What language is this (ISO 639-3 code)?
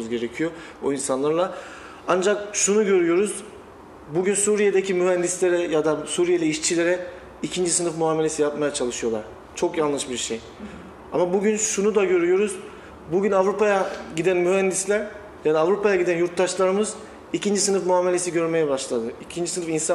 tur